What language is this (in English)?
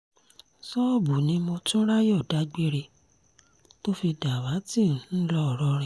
Yoruba